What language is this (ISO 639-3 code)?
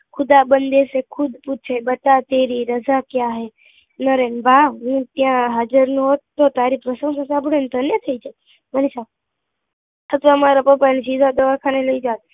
guj